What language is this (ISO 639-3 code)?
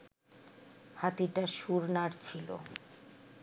ben